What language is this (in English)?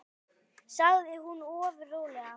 Icelandic